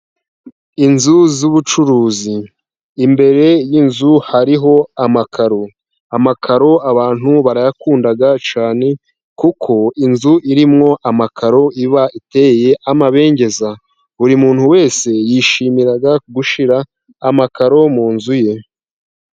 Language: Kinyarwanda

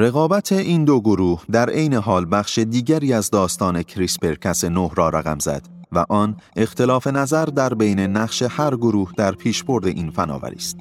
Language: Persian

